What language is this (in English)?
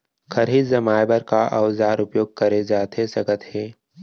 Chhattisgarhi